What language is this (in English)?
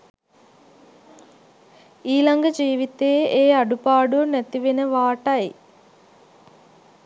Sinhala